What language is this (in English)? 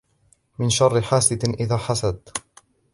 Arabic